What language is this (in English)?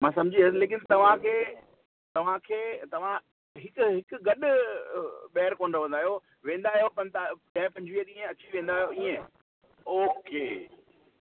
Sindhi